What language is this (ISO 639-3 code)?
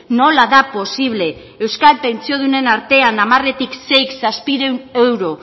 eus